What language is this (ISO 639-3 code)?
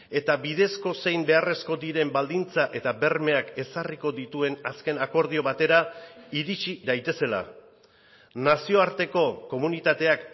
eus